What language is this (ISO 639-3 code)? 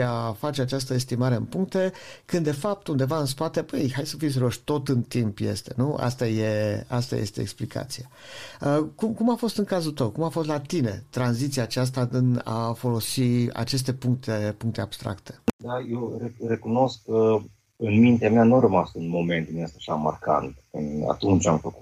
ron